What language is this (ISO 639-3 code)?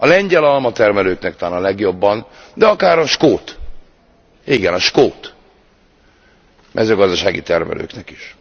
hun